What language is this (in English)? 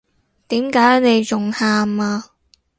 Cantonese